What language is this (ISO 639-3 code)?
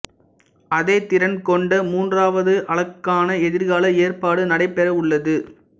tam